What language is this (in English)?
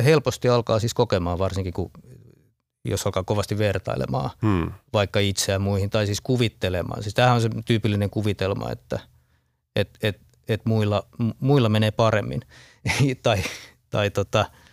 Finnish